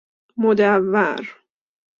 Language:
Persian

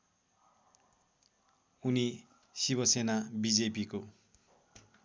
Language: Nepali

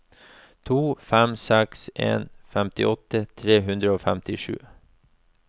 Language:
Norwegian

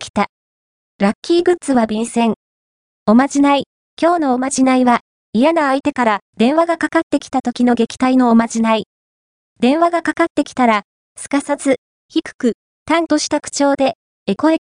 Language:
Japanese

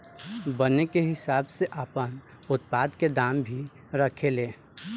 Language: Bhojpuri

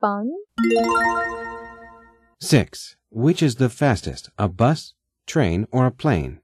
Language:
Korean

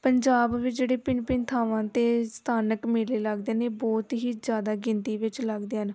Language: Punjabi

